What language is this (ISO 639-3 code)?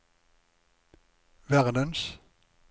nor